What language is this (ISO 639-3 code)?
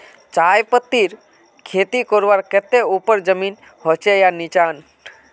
mag